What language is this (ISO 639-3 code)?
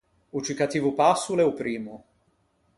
lij